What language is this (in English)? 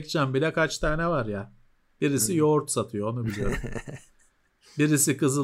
Turkish